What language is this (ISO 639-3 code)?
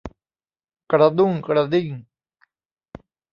tha